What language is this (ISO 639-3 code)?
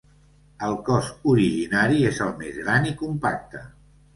cat